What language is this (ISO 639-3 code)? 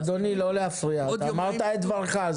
heb